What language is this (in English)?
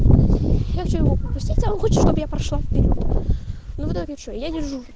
Russian